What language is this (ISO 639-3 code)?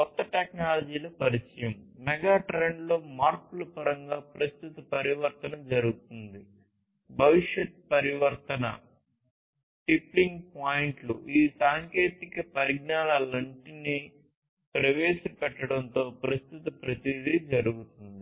tel